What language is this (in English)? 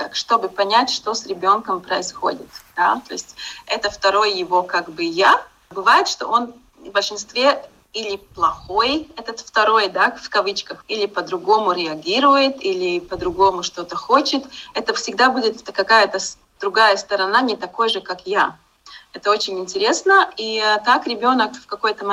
Russian